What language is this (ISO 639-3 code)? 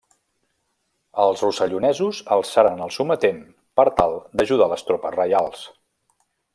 cat